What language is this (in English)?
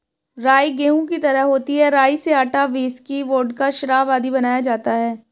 Hindi